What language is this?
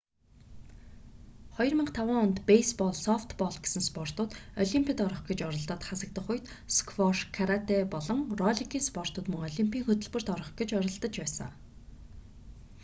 Mongolian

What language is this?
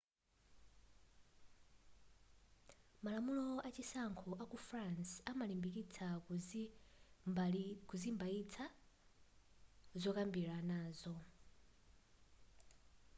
Nyanja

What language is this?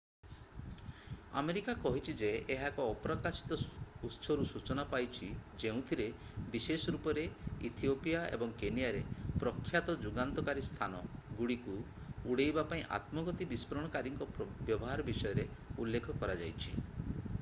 Odia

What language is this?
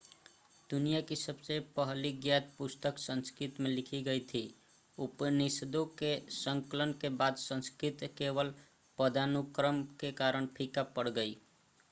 Hindi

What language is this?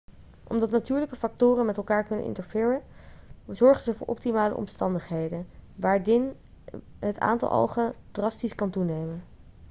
Dutch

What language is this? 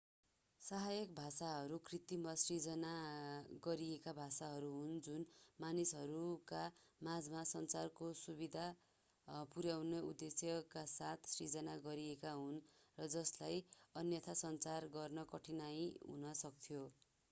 Nepali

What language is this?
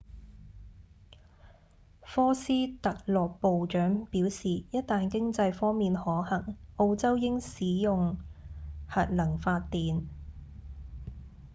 Cantonese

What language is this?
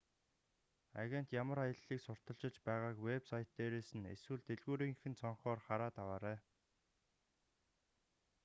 Mongolian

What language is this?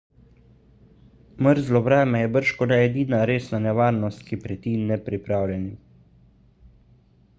Slovenian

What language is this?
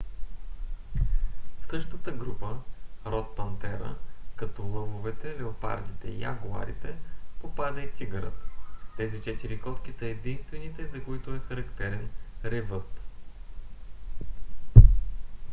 Bulgarian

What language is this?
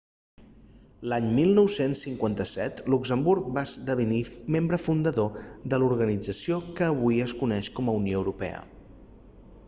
Catalan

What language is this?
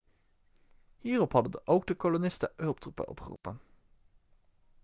Dutch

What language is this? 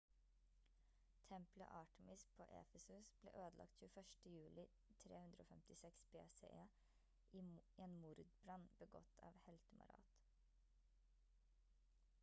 Norwegian Bokmål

